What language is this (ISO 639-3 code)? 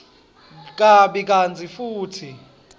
ssw